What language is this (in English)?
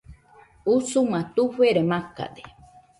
Nüpode Huitoto